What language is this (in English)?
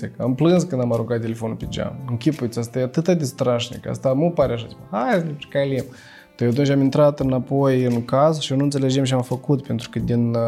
Romanian